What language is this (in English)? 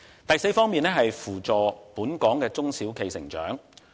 Cantonese